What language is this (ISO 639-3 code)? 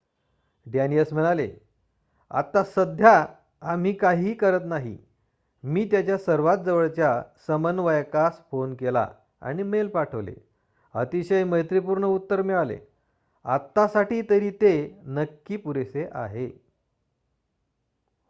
mar